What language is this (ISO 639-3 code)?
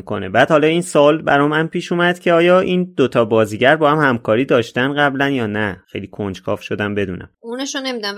fas